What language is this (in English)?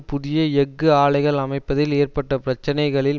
Tamil